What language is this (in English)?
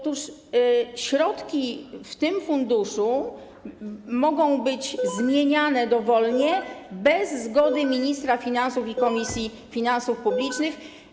Polish